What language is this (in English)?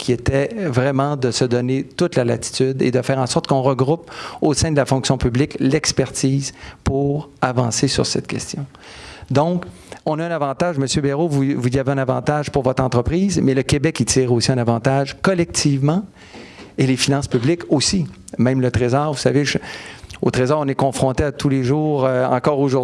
French